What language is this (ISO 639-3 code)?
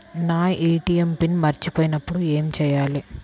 tel